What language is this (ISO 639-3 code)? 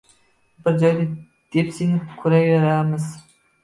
uzb